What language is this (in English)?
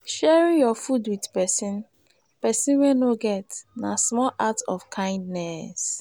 Nigerian Pidgin